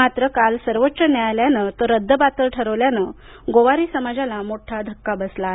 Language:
Marathi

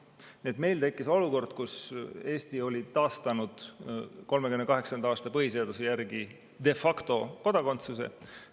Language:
Estonian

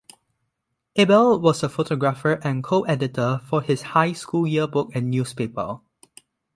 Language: English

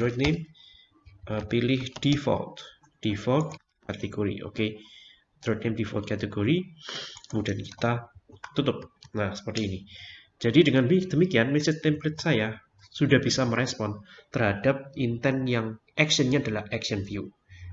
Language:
Indonesian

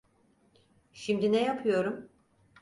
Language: Turkish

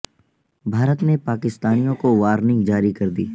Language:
Urdu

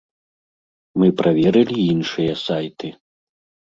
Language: Belarusian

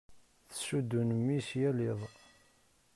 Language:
Kabyle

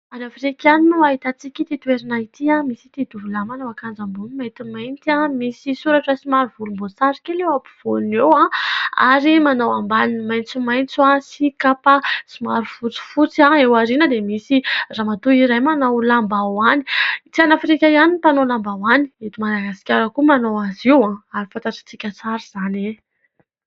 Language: Malagasy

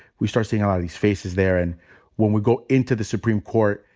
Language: English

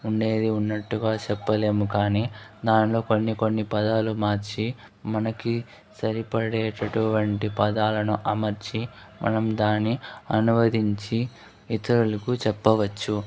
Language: Telugu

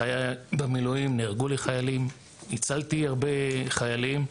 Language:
Hebrew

